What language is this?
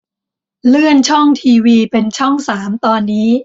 Thai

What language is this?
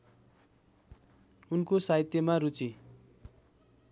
Nepali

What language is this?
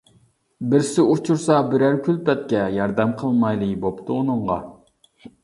Uyghur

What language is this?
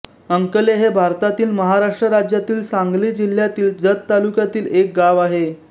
Marathi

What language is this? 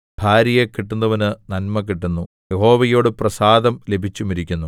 Malayalam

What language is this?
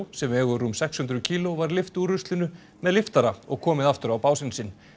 Icelandic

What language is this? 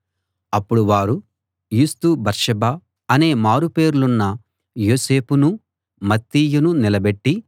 Telugu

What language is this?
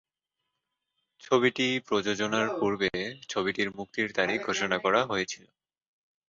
Bangla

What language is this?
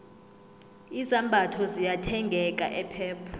South Ndebele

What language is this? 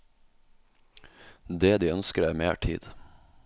Norwegian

